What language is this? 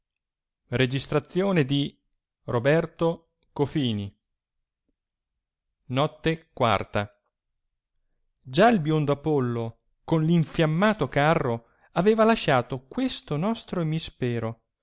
Italian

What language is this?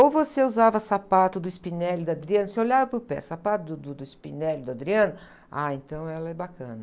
Portuguese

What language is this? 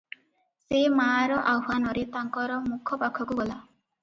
Odia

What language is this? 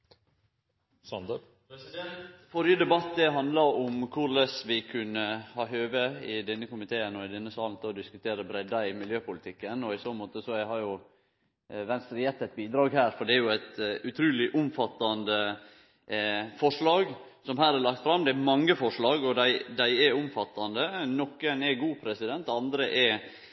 Norwegian Nynorsk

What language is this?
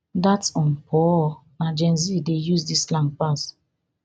Nigerian Pidgin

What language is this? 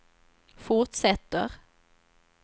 Swedish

